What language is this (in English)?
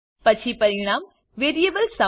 Gujarati